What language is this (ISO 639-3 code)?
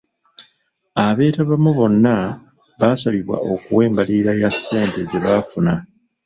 lug